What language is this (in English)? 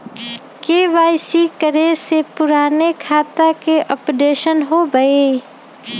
Magahi